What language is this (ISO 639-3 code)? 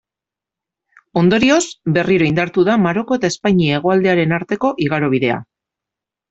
eus